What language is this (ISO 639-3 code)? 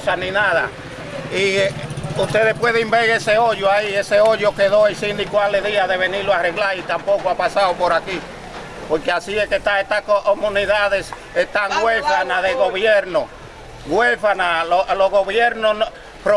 spa